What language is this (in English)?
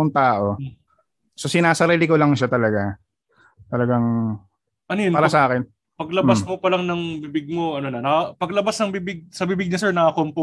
Filipino